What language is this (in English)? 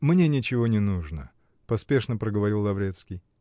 Russian